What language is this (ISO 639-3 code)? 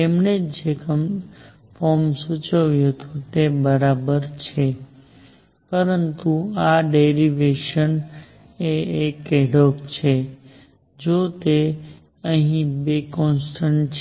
guj